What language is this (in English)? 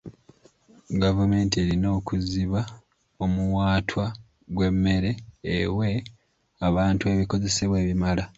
Ganda